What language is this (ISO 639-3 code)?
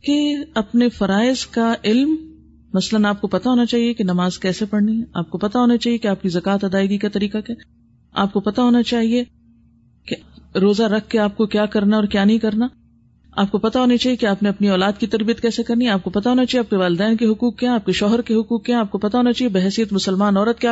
urd